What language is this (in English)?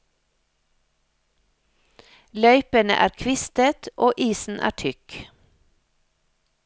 Norwegian